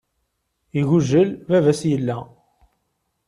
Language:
Kabyle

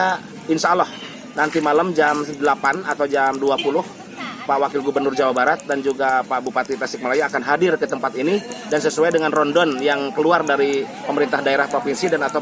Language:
Indonesian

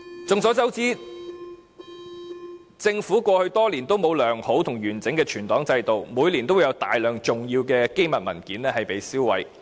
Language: Cantonese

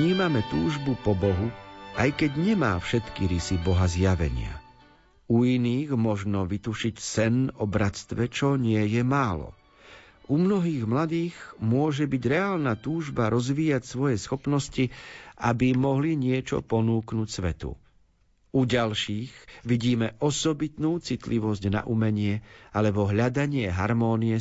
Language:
Slovak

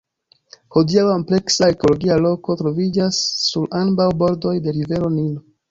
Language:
Esperanto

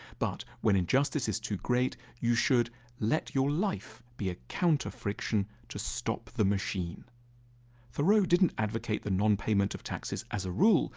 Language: English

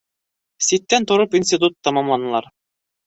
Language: Bashkir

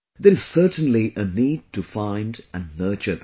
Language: English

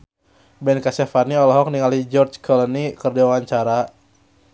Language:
Sundanese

